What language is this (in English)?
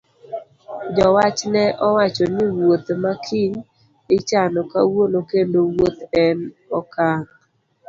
Luo (Kenya and Tanzania)